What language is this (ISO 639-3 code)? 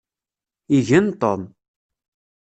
kab